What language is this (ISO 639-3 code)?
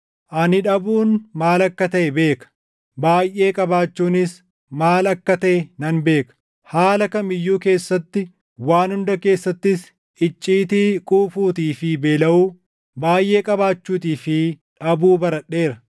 orm